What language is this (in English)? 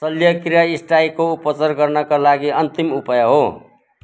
Nepali